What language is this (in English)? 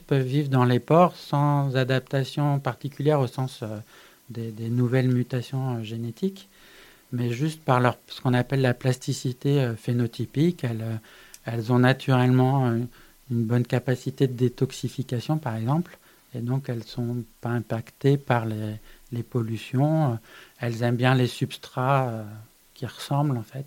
French